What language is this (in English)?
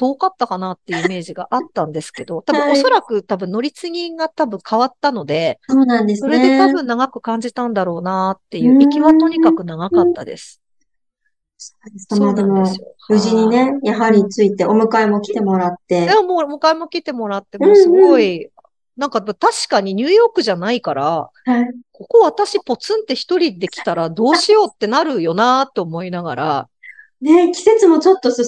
Japanese